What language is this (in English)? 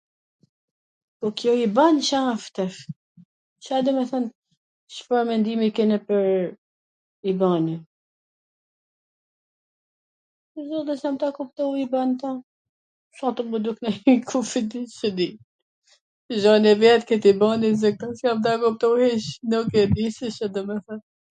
Gheg Albanian